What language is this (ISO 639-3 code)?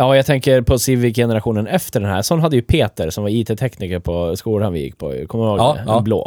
swe